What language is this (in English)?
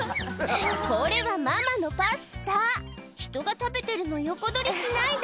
Japanese